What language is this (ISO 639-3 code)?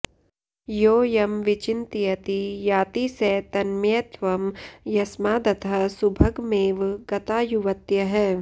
san